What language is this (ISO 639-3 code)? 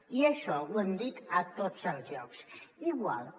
cat